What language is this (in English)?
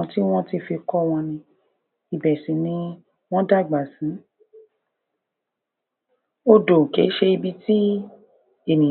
Yoruba